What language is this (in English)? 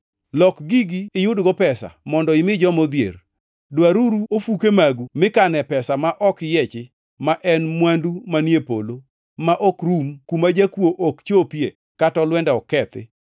Luo (Kenya and Tanzania)